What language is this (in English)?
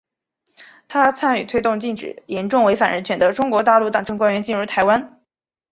Chinese